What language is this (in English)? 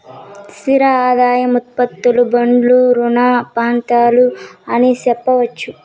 Telugu